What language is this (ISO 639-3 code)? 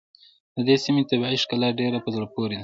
pus